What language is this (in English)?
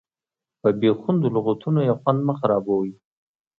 Pashto